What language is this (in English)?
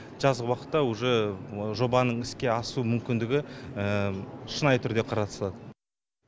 Kazakh